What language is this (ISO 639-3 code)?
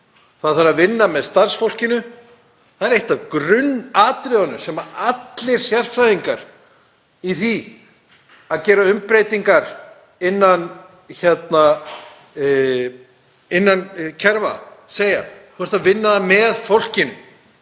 isl